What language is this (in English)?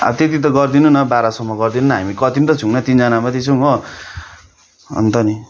Nepali